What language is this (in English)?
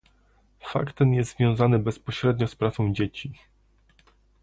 Polish